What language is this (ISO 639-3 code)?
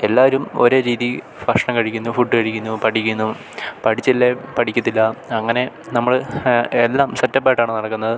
mal